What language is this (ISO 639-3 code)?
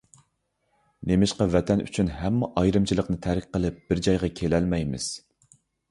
uig